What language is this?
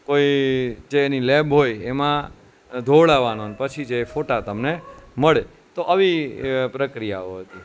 Gujarati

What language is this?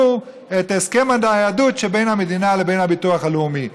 Hebrew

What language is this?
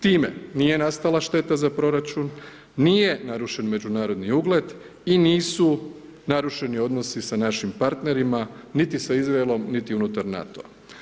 Croatian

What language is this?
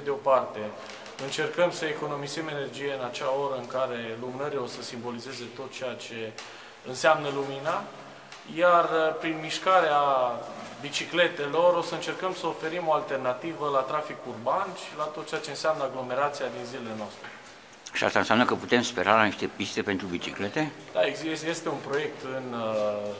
Romanian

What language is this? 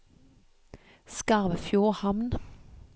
Norwegian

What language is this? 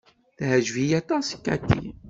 Kabyle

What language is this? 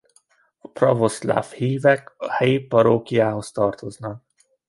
Hungarian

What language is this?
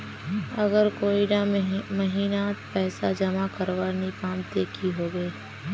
Magahi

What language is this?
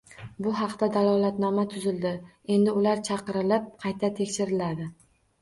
Uzbek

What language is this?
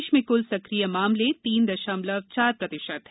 Hindi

